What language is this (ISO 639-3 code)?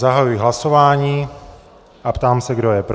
ces